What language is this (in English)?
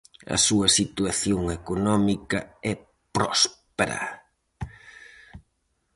Galician